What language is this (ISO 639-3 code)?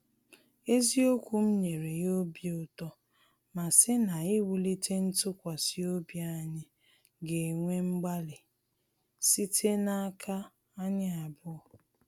ibo